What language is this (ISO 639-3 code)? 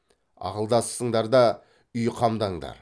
kaz